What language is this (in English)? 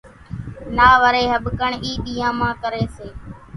Kachi Koli